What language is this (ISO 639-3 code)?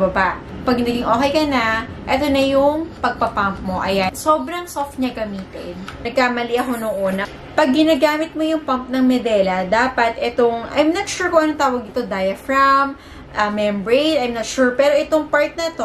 fil